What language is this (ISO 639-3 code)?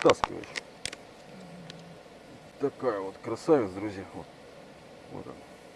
rus